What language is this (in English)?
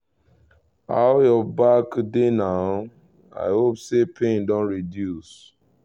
Nigerian Pidgin